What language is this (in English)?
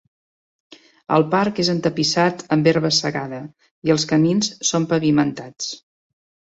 Catalan